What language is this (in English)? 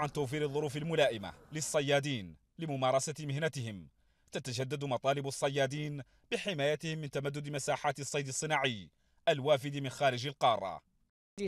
Arabic